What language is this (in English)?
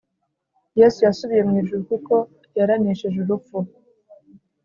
Kinyarwanda